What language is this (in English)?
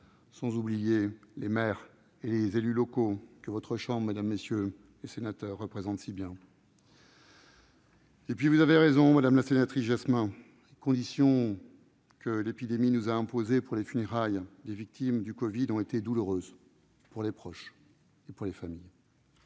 French